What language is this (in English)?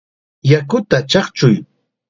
Chiquián Ancash Quechua